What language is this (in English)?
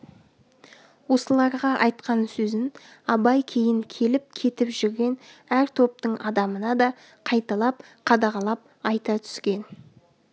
Kazakh